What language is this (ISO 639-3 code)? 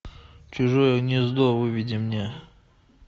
rus